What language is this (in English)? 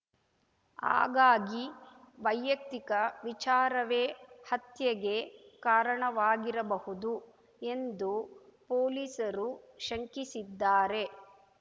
Kannada